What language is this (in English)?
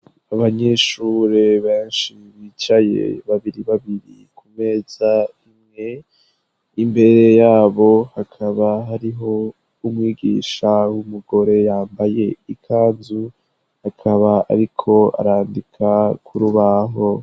Rundi